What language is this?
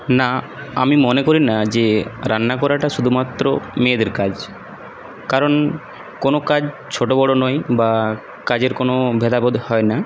Bangla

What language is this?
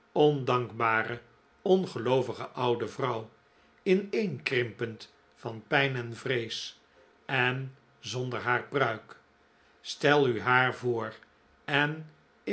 Dutch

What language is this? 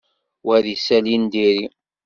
Kabyle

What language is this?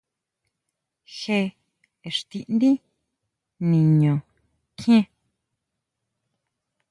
Huautla Mazatec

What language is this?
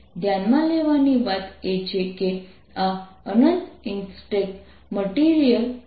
Gujarati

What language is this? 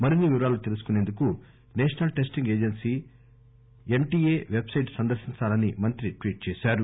Telugu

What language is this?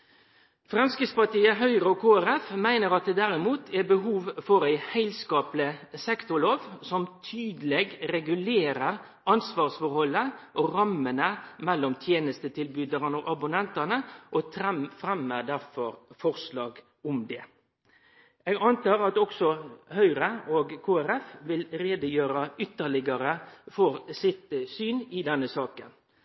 Norwegian Nynorsk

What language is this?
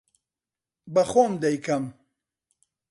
Central Kurdish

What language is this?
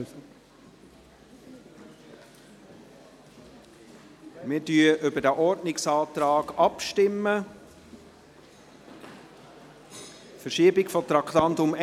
Swiss German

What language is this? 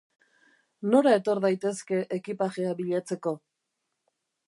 Basque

